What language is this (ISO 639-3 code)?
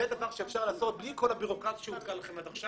heb